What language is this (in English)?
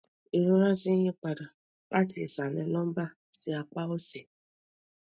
Yoruba